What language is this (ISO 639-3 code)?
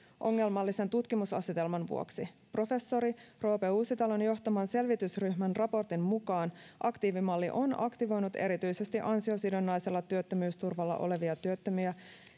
fin